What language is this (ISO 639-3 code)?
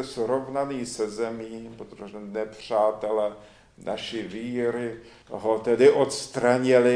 ces